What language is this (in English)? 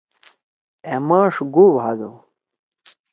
Torwali